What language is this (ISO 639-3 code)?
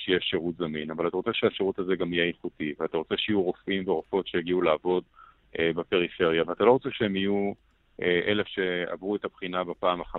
heb